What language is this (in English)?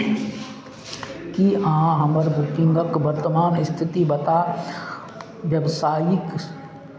Maithili